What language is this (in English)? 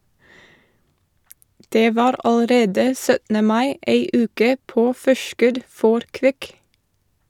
Norwegian